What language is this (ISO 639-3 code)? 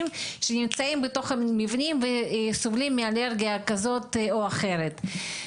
heb